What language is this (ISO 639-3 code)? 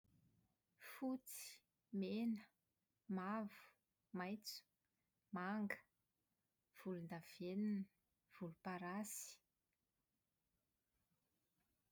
mlg